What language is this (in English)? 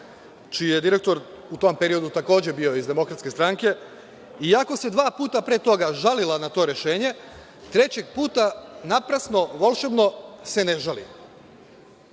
Serbian